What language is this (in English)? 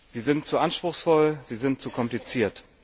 German